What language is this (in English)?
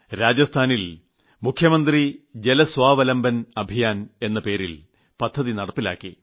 Malayalam